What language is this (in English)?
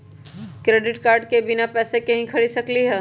Magahi